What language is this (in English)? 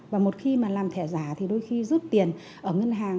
Vietnamese